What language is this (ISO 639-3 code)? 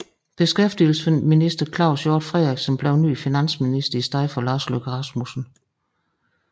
dan